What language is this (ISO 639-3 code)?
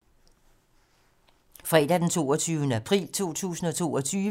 dan